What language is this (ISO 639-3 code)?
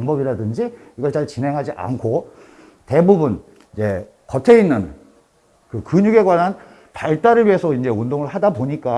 kor